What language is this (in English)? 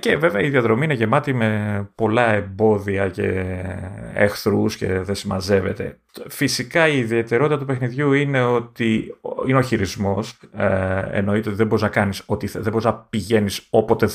Greek